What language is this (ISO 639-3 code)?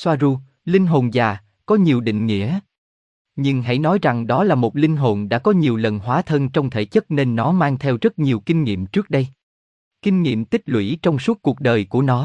vie